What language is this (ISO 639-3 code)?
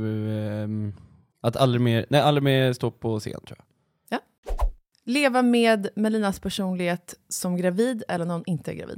swe